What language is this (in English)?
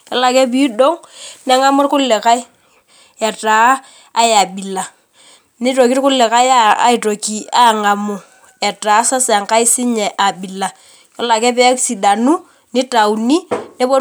Masai